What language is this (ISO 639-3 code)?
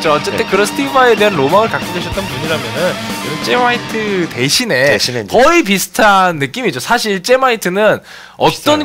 kor